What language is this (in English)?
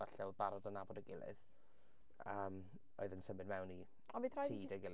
Welsh